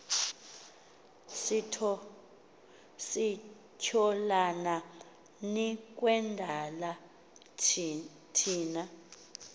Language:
Xhosa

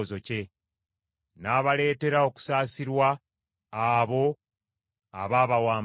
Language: Ganda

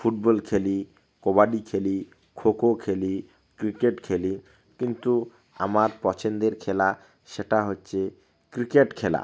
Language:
Bangla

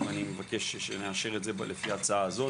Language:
Hebrew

